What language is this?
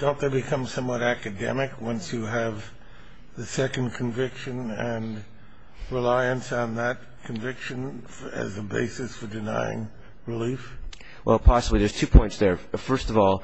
English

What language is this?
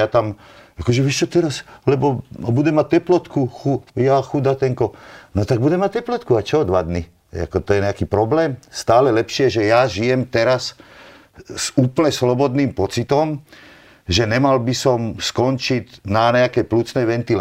Slovak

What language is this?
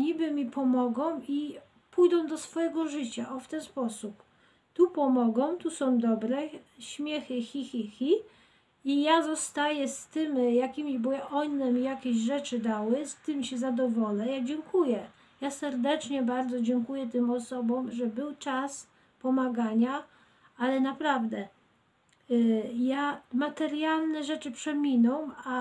Polish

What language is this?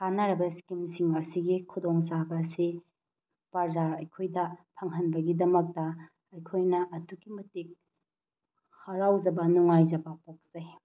Manipuri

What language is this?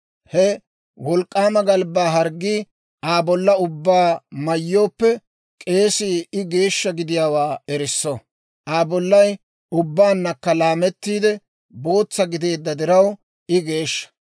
Dawro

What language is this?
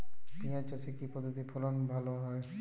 Bangla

